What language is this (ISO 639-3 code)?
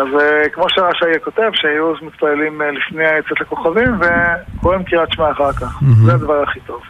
heb